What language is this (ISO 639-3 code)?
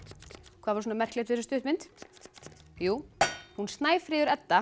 isl